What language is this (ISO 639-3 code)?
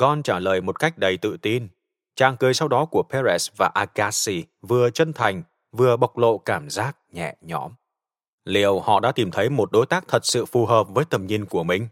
vie